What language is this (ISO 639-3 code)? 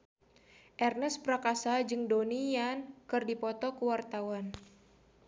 sun